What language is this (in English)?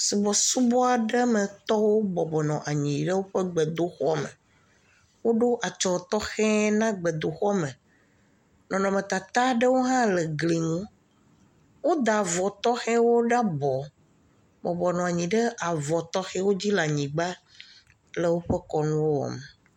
Ewe